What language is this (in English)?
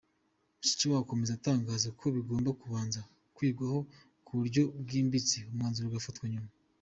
Kinyarwanda